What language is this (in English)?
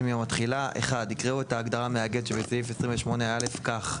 Hebrew